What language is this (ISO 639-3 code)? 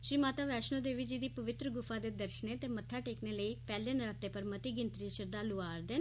doi